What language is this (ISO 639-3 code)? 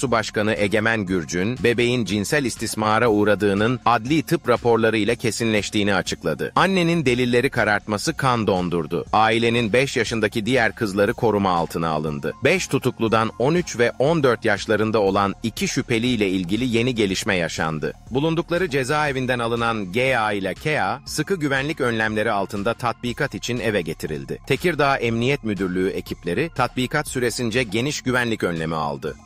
tur